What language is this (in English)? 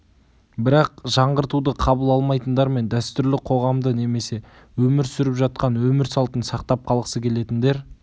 Kazakh